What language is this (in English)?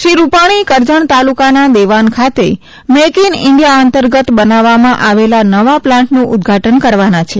Gujarati